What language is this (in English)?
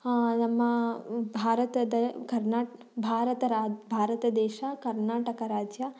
Kannada